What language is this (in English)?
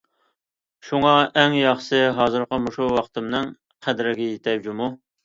Uyghur